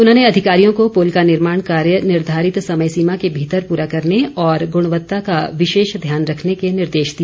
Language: Hindi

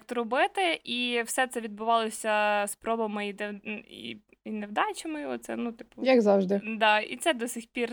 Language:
Ukrainian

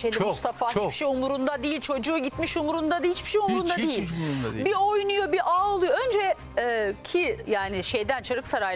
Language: Turkish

